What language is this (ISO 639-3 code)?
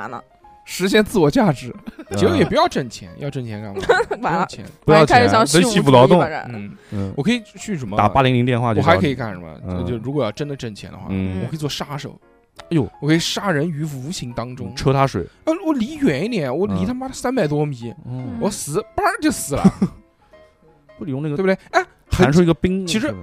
zho